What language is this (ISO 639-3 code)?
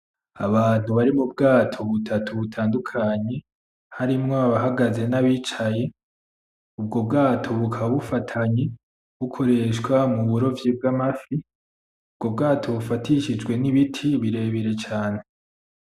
run